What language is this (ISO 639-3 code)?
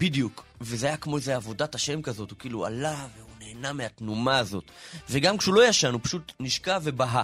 heb